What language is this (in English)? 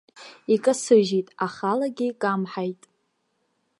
Abkhazian